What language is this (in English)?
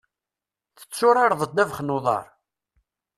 Kabyle